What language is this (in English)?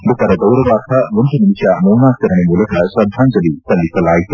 Kannada